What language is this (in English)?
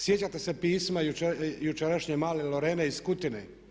Croatian